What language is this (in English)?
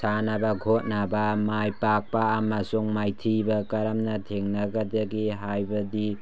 Manipuri